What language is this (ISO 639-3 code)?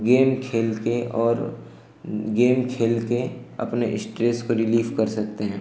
hin